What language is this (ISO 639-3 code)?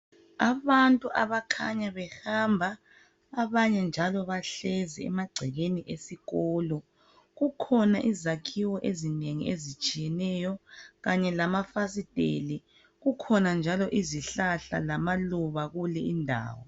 nde